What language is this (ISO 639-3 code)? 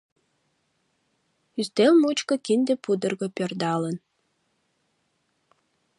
chm